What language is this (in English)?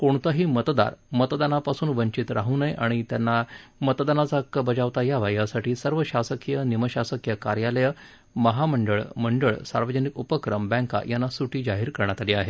Marathi